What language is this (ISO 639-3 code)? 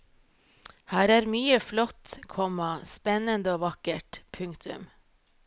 nor